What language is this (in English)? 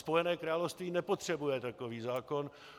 Czech